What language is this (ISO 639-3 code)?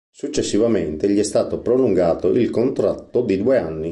ita